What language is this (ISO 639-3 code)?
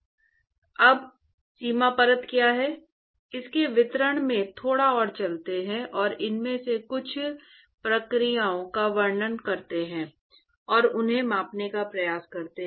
hin